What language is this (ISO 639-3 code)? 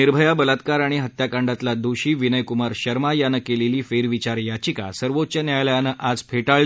mar